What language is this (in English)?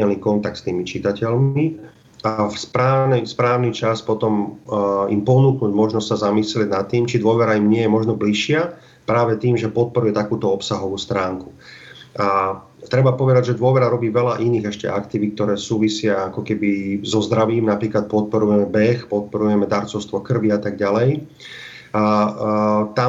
Slovak